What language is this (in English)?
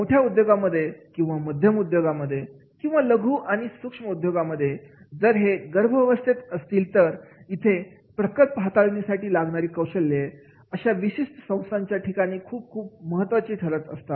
Marathi